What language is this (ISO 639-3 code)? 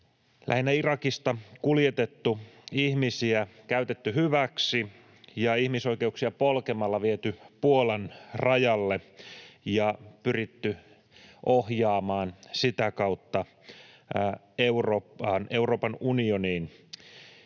fin